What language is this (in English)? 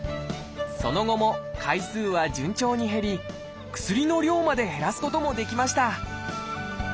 Japanese